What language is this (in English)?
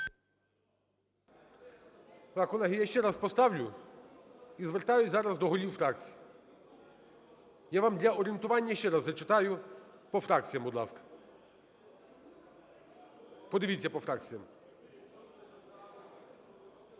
Ukrainian